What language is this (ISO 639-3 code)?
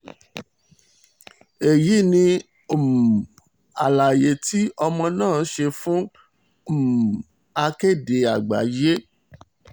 yor